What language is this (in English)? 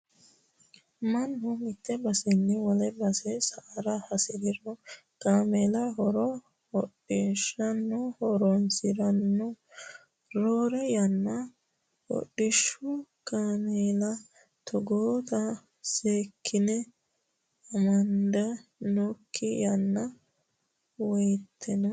Sidamo